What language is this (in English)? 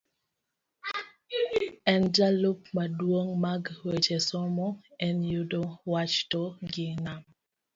Luo (Kenya and Tanzania)